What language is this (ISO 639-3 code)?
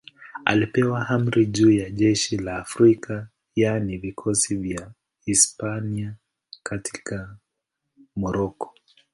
swa